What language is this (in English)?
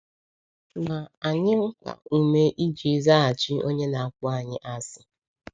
Igbo